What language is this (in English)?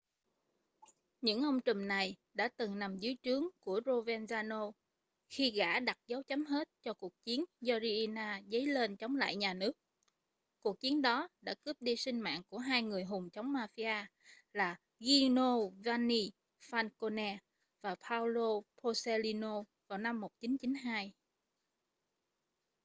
Vietnamese